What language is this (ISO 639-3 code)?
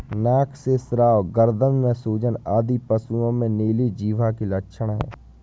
hin